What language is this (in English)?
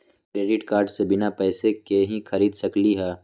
Magahi